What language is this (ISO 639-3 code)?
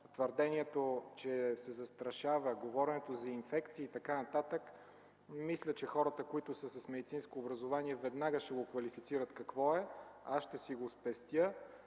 bul